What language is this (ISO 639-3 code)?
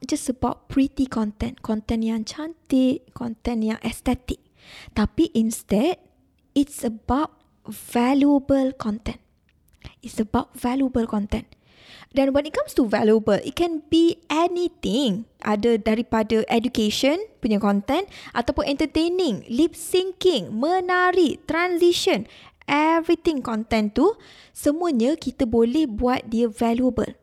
msa